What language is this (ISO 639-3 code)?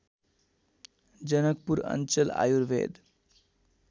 nep